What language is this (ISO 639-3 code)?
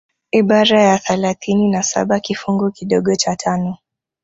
swa